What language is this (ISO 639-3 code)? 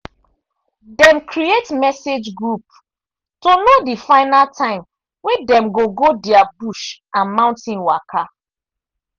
pcm